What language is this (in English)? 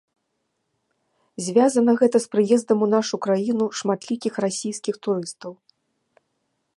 Belarusian